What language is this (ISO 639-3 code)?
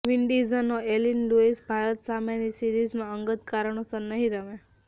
guj